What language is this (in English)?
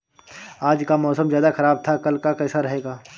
Hindi